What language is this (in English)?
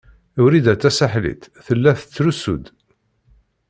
Kabyle